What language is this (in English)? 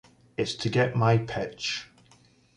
English